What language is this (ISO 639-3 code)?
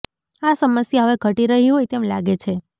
guj